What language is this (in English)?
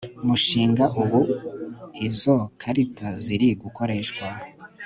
Kinyarwanda